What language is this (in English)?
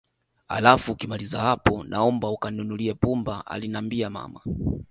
Swahili